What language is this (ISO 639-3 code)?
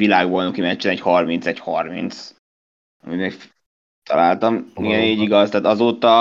hun